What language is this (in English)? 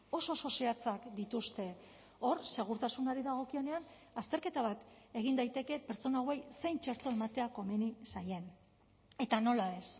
Basque